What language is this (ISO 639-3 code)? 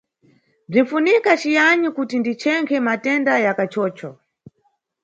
nyu